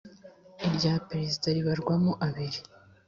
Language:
Kinyarwanda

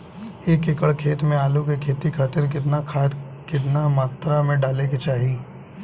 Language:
Bhojpuri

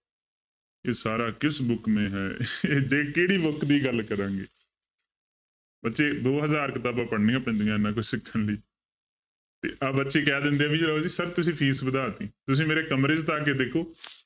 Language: Punjabi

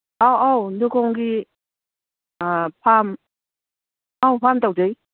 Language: Manipuri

